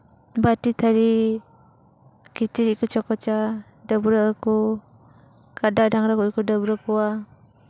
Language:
Santali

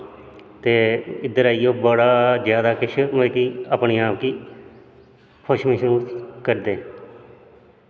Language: Dogri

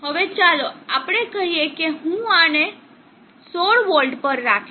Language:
Gujarati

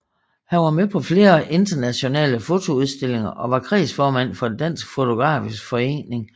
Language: Danish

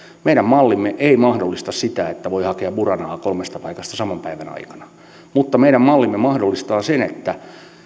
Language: Finnish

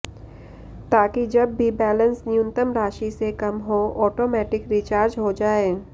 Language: Hindi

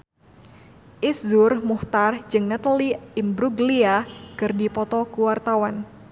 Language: Sundanese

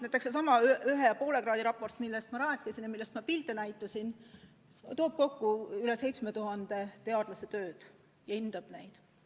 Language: Estonian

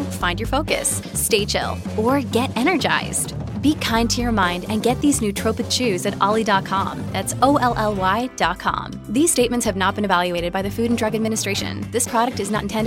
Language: Italian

